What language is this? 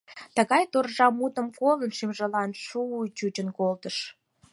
Mari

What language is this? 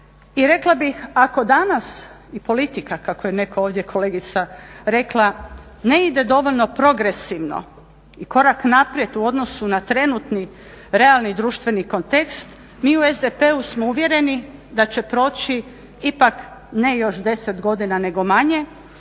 Croatian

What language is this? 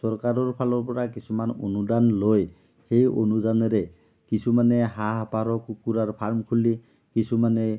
Assamese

